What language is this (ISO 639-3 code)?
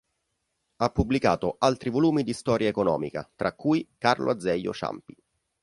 ita